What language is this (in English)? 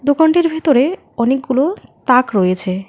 Bangla